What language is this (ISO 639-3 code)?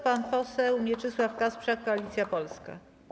pol